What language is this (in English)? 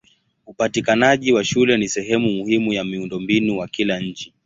Swahili